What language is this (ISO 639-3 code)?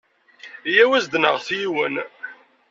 kab